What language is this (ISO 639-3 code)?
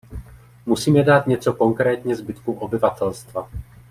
ces